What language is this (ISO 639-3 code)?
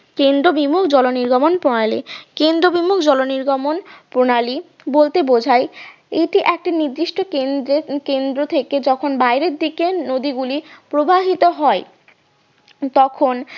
ben